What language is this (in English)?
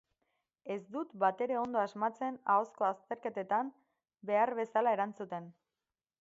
Basque